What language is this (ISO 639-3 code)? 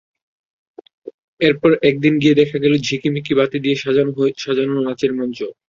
ben